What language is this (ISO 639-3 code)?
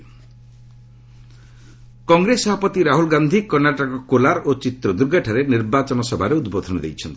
ori